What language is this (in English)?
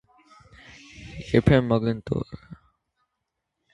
Armenian